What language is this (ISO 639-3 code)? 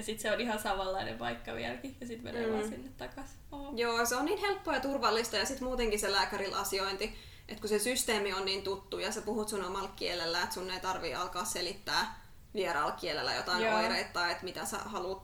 fin